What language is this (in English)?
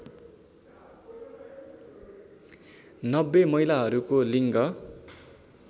Nepali